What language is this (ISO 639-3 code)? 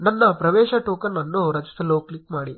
kan